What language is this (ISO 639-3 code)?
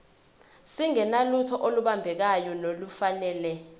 zul